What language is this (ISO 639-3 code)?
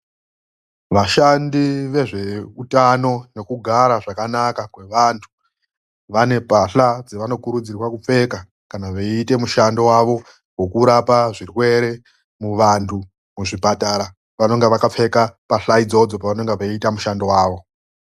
ndc